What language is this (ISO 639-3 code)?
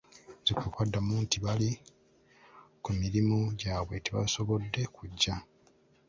lug